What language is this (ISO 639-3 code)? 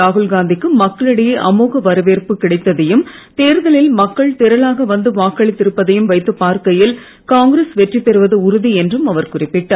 tam